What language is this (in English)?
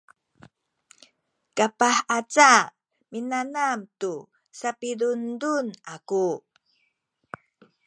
Sakizaya